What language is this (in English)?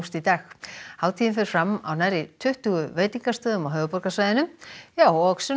Icelandic